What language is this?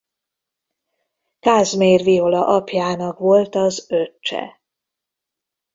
Hungarian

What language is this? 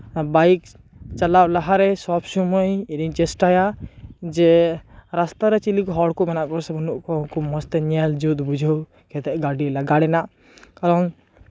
Santali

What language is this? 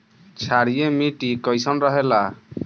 Bhojpuri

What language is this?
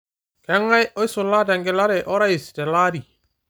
Masai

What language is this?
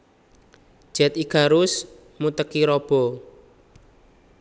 Javanese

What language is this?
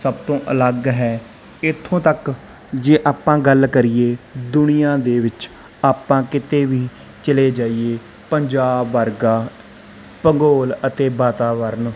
Punjabi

